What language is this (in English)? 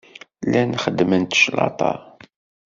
Kabyle